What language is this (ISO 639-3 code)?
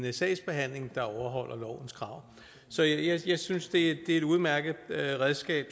dan